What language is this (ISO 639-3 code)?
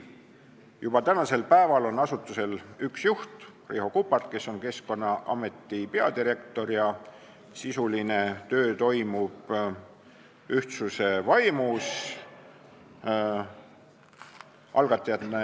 est